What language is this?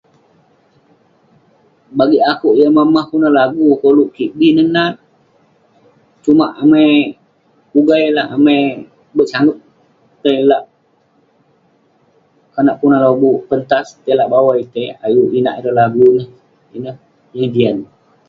Western Penan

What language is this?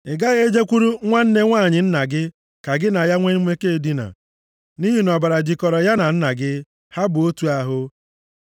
Igbo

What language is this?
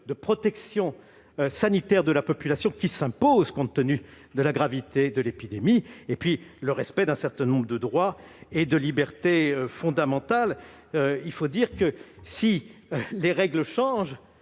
French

